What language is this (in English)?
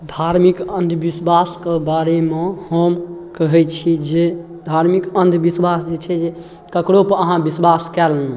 Maithili